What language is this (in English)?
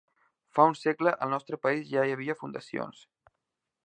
Catalan